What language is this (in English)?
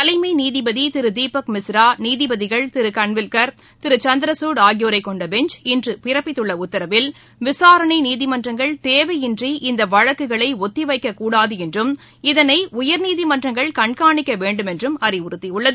Tamil